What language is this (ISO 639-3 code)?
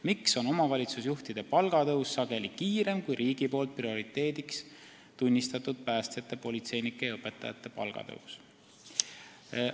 est